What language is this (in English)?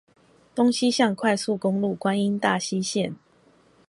Chinese